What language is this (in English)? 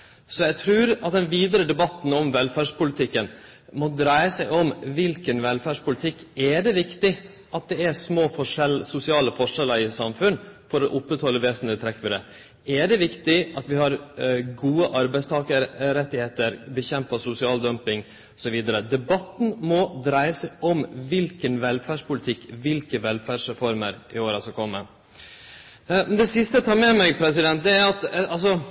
Norwegian Nynorsk